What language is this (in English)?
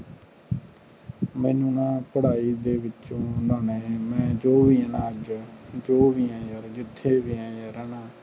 Punjabi